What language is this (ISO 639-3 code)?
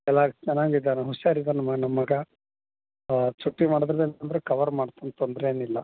kan